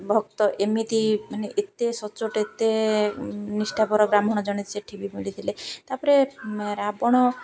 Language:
Odia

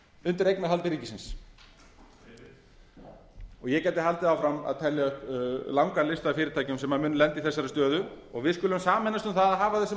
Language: Icelandic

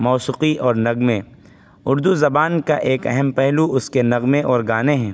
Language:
Urdu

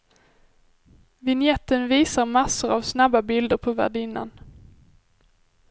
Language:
Swedish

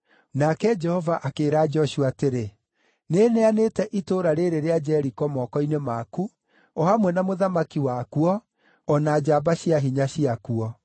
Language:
Kikuyu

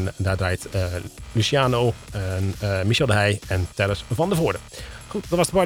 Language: Dutch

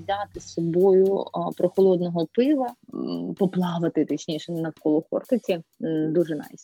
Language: Ukrainian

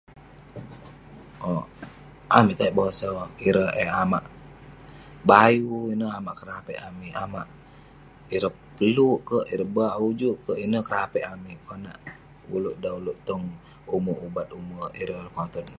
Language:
Western Penan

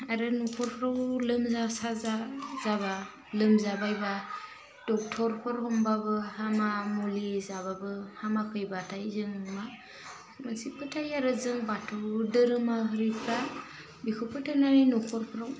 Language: Bodo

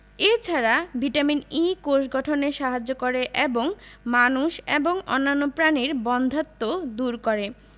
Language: Bangla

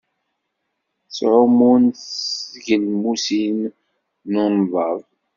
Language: Kabyle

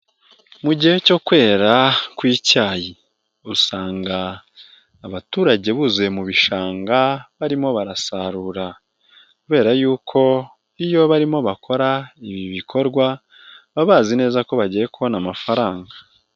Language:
Kinyarwanda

